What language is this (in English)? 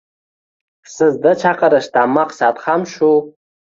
Uzbek